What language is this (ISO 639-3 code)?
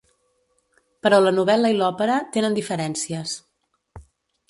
cat